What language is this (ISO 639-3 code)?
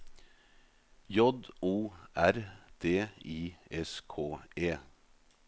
nor